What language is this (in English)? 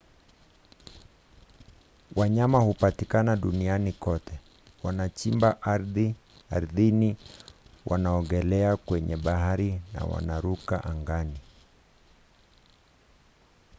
Swahili